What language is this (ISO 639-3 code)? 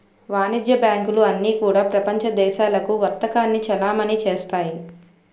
tel